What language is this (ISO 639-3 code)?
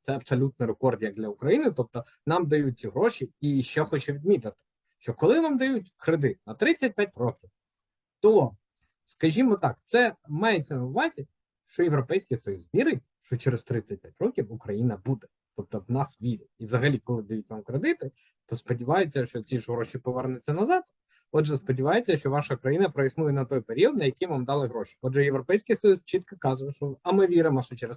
ukr